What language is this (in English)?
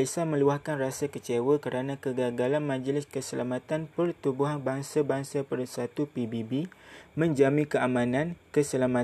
Malay